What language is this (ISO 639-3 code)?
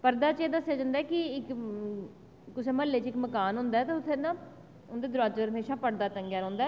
doi